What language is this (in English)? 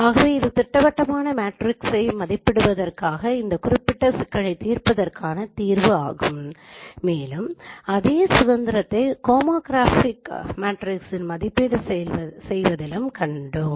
Tamil